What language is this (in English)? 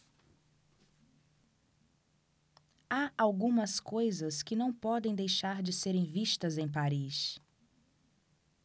Portuguese